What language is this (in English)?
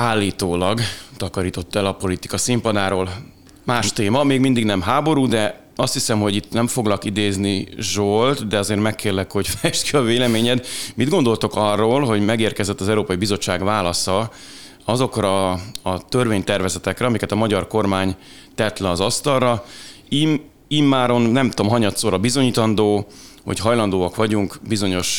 Hungarian